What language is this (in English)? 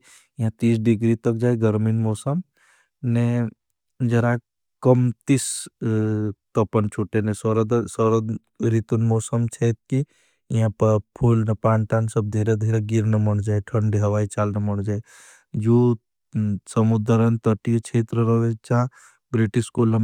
Bhili